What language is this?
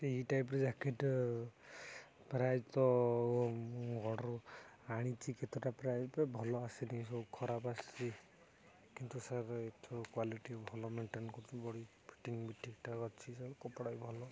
Odia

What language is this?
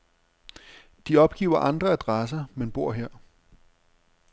Danish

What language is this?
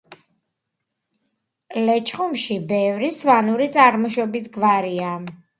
Georgian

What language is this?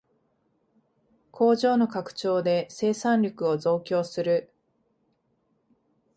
Japanese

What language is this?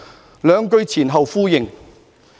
Cantonese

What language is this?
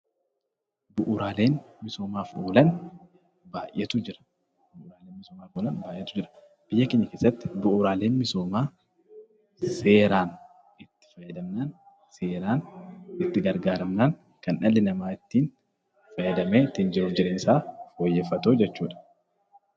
Oromo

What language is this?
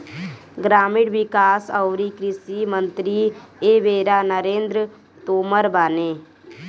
Bhojpuri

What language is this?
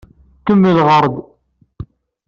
Kabyle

